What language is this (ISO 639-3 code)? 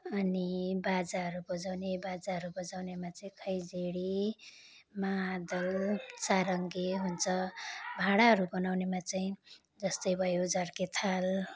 nep